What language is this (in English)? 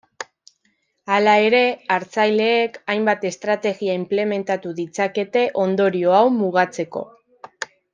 Basque